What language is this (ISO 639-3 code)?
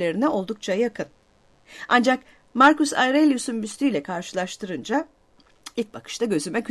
tur